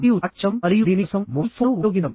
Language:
Telugu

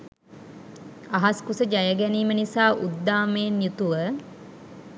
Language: Sinhala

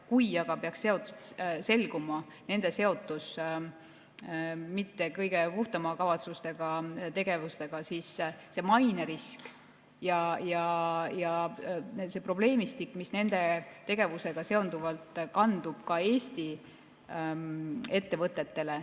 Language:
Estonian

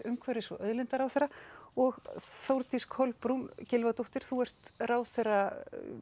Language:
Icelandic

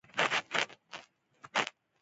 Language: Pashto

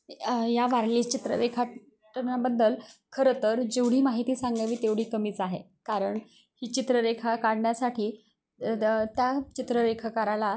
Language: Marathi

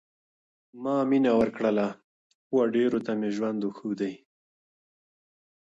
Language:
Pashto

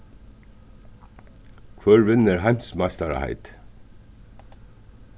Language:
Faroese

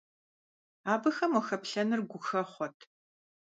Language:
Kabardian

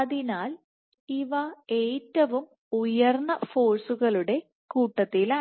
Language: Malayalam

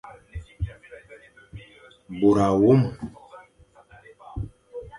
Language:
Fang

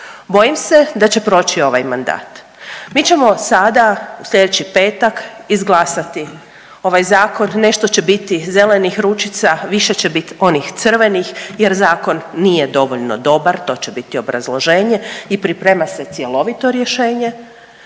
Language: Croatian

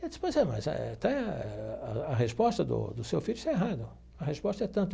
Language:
Portuguese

